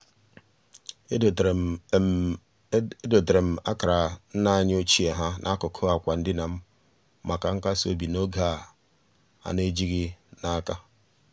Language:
Igbo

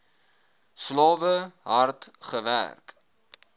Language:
Afrikaans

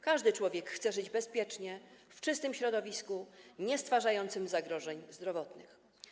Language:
Polish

